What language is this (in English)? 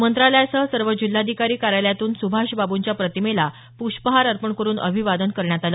Marathi